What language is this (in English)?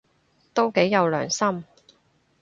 Cantonese